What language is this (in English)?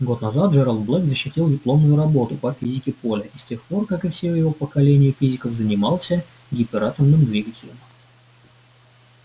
Russian